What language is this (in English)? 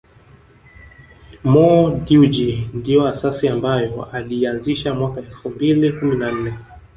Swahili